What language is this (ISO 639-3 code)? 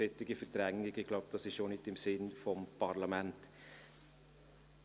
gsw